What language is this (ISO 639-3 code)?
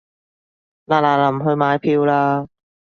yue